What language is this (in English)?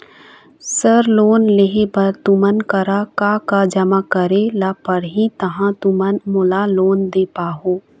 Chhattisgarhi